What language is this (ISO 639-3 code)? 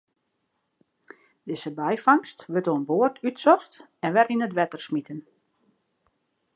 fry